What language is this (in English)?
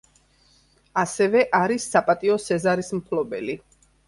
Georgian